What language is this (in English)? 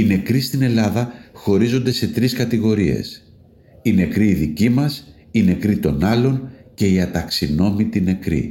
Greek